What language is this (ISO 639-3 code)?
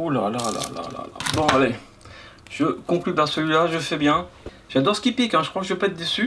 fra